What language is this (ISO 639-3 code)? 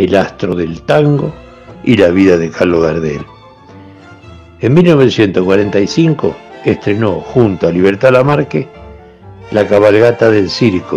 spa